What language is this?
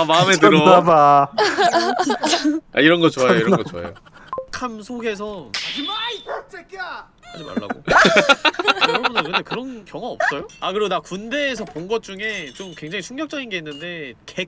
Korean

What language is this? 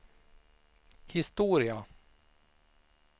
Swedish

